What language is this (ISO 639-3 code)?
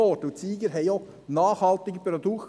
gsw